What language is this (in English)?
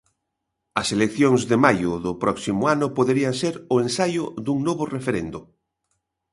Galician